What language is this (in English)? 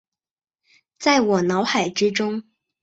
Chinese